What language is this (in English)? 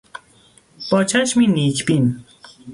Persian